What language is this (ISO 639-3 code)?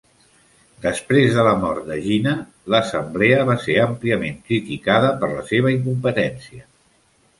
cat